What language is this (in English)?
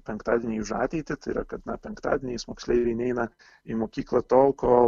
Lithuanian